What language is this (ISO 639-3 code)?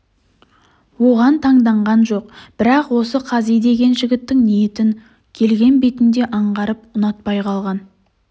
kaz